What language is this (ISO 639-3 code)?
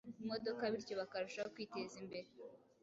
kin